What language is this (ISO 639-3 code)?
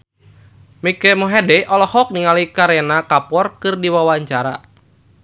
sun